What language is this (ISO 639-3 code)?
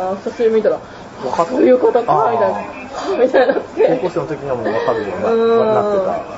jpn